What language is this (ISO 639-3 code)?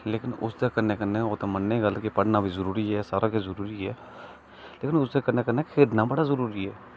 doi